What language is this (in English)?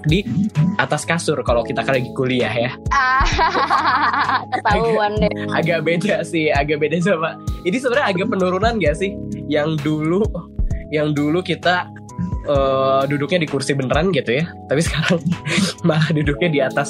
Indonesian